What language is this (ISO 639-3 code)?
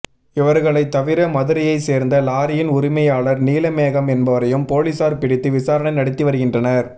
tam